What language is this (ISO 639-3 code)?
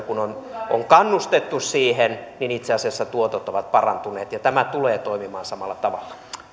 fin